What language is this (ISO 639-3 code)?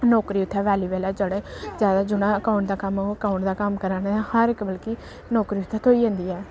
doi